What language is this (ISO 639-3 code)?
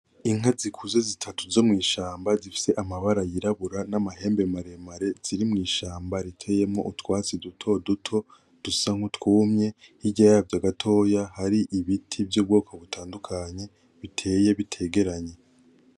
run